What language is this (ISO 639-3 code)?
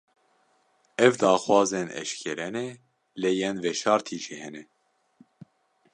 kur